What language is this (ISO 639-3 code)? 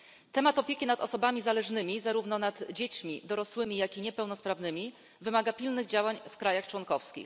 pol